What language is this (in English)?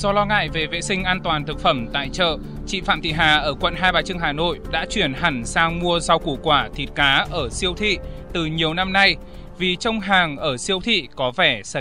Vietnamese